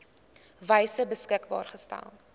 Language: Afrikaans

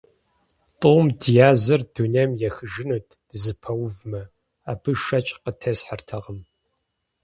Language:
Kabardian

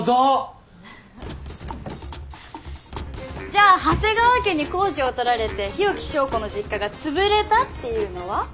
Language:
Japanese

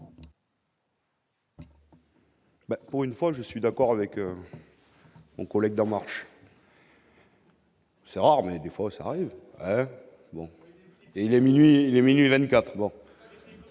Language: French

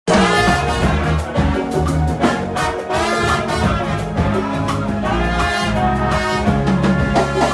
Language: Indonesian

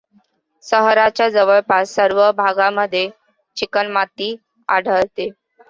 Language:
Marathi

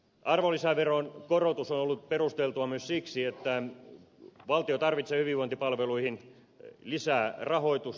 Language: Finnish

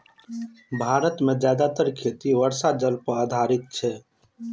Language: Maithili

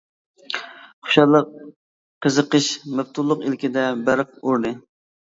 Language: Uyghur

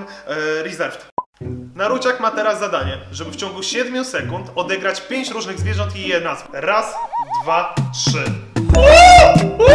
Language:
Polish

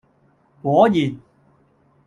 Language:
Cantonese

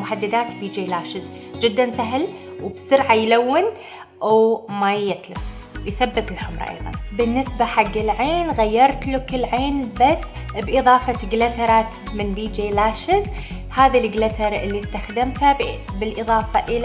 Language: Arabic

